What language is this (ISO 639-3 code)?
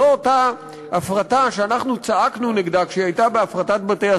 heb